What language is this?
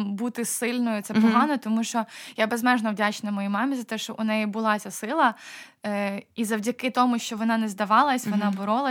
Ukrainian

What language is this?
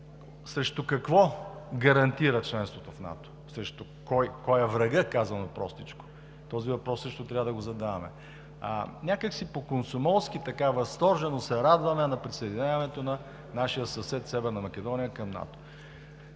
Bulgarian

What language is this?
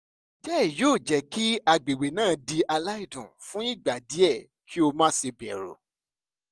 Yoruba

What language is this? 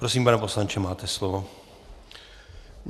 Czech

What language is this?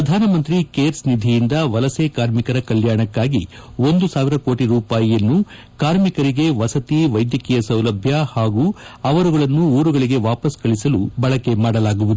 Kannada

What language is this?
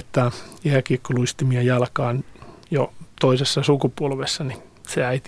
Finnish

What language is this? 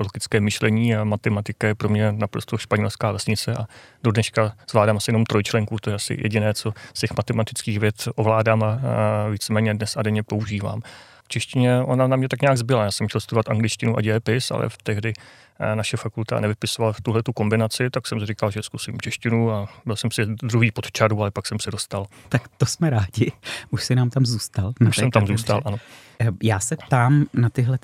Czech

